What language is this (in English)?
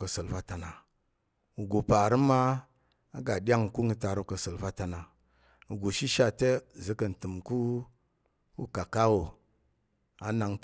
Tarok